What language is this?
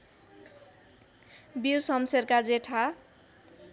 Nepali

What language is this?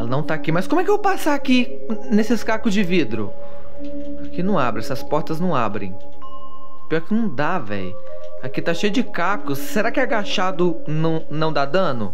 Portuguese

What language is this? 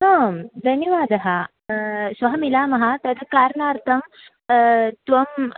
Sanskrit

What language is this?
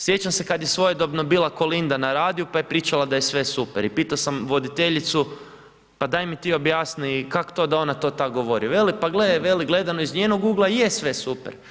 Croatian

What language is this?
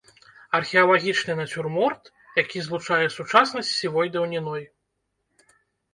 Belarusian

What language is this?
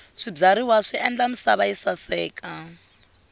Tsonga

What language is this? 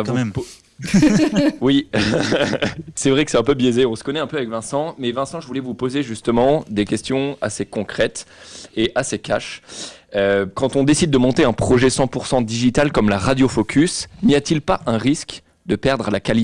French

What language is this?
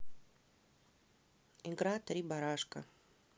Russian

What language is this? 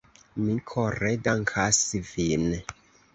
Esperanto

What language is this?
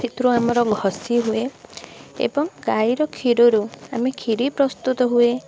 Odia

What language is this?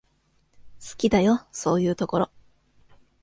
Japanese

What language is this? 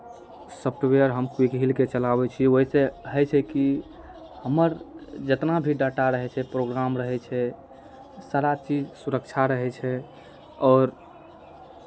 Maithili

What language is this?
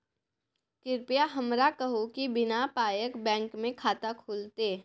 Maithili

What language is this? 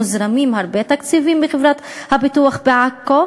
Hebrew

